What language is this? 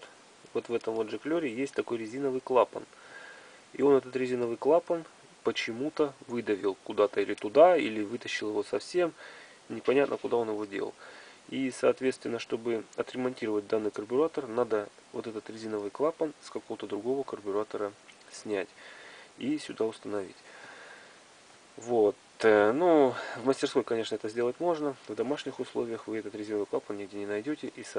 Russian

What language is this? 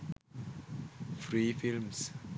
Sinhala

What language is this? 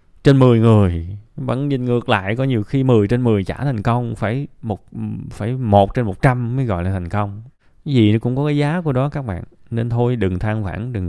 Vietnamese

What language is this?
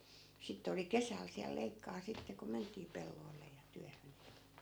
Finnish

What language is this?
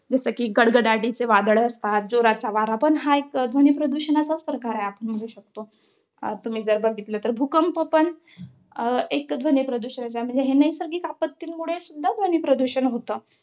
Marathi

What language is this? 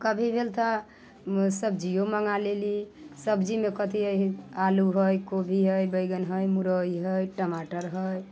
Maithili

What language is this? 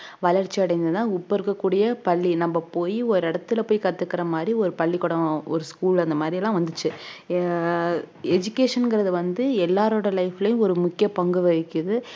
Tamil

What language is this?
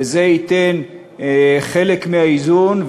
Hebrew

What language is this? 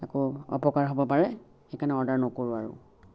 Assamese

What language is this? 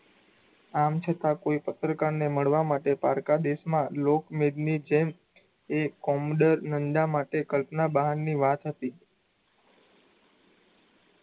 Gujarati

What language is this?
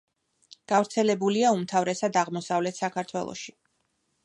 Georgian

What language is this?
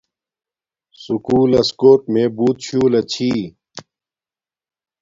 Domaaki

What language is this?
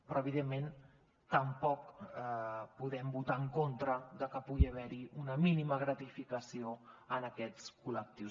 Catalan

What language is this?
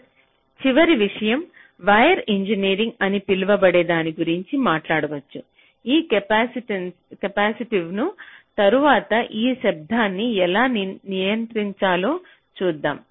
Telugu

